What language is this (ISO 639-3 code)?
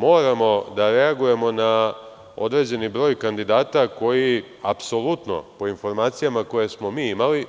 srp